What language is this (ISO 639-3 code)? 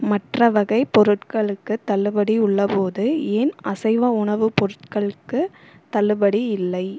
tam